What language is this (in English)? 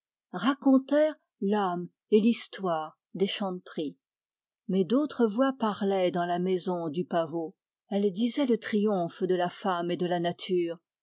French